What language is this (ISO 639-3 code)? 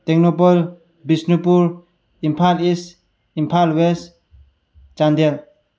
mni